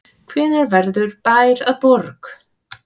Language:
Icelandic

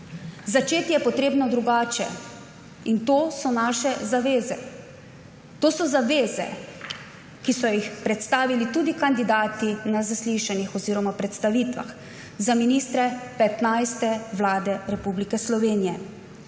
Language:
Slovenian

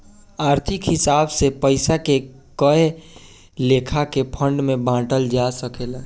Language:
Bhojpuri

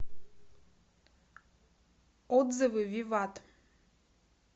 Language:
Russian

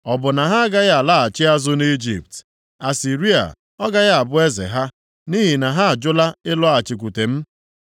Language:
Igbo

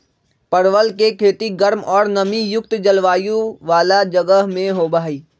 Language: Magahi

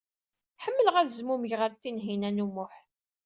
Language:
Kabyle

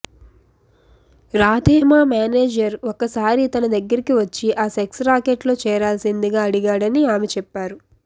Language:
Telugu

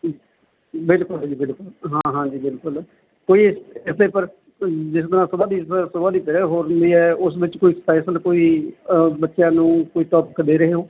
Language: Punjabi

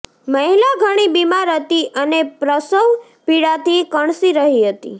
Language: Gujarati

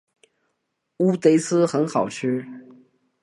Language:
Chinese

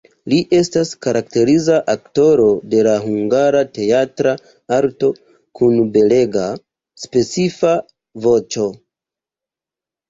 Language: Esperanto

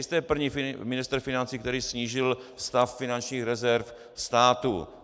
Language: Czech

